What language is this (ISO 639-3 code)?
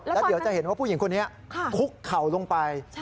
tha